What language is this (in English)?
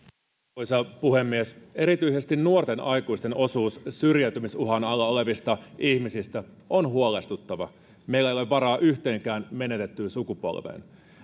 Finnish